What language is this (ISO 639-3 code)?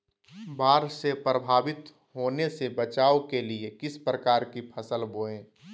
mag